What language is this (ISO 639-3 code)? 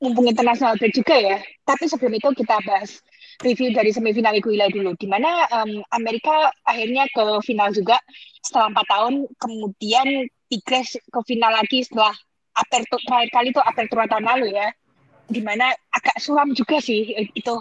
ind